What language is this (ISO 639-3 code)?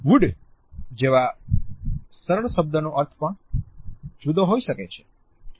guj